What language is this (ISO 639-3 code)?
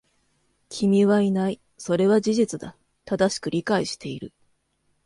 jpn